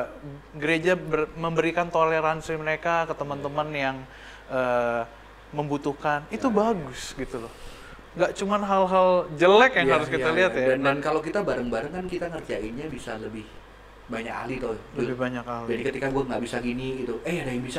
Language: Indonesian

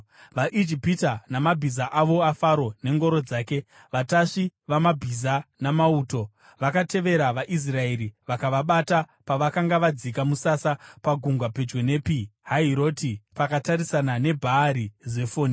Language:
Shona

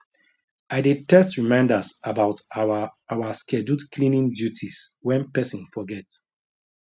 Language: Nigerian Pidgin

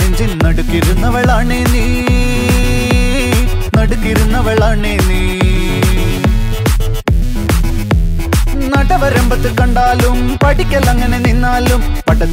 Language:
Malayalam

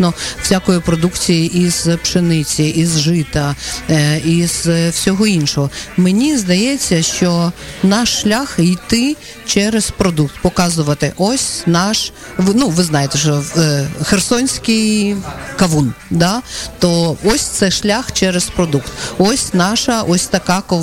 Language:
Ukrainian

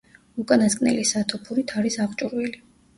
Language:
Georgian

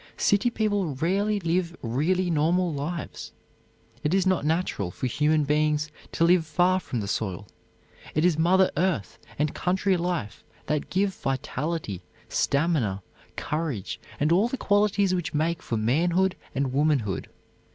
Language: English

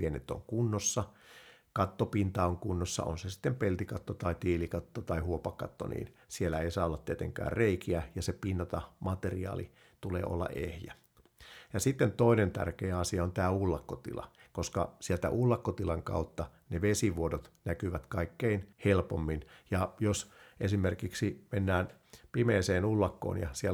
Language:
Finnish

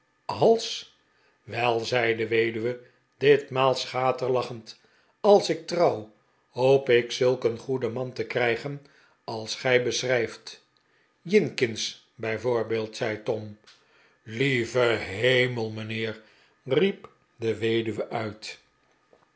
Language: Dutch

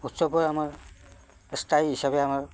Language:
Assamese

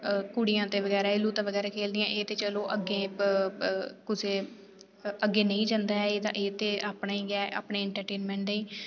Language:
Dogri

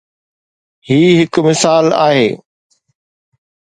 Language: Sindhi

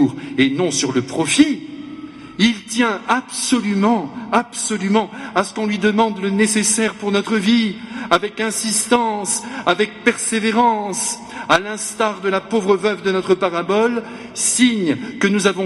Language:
French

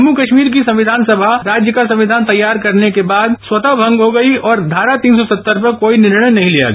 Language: Hindi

